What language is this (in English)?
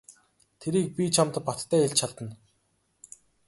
Mongolian